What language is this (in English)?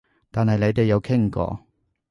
Cantonese